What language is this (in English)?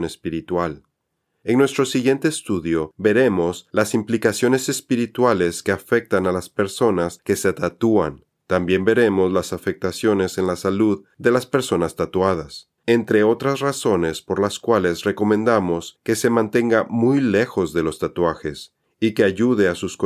Spanish